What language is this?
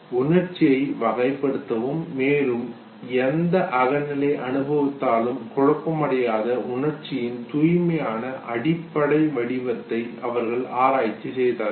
Tamil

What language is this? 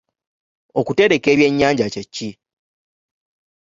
Ganda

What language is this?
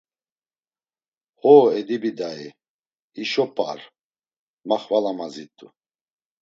Laz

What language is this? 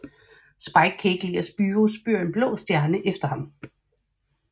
Danish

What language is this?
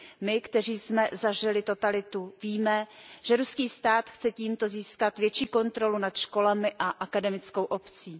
Czech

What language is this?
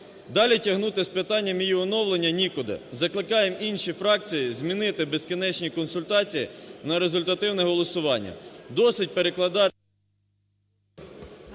Ukrainian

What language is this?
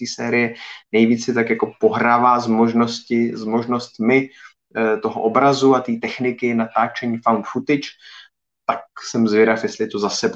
Czech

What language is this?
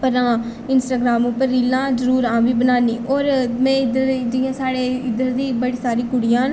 Dogri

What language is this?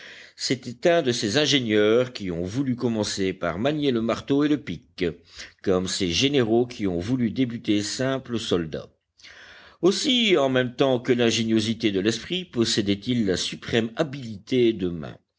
French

